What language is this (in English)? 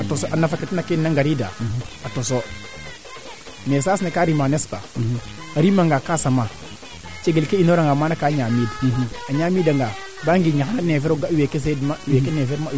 Serer